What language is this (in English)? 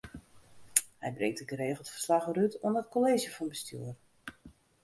Western Frisian